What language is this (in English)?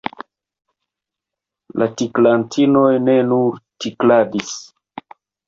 Esperanto